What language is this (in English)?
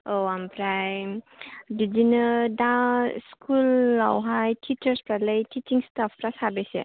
Bodo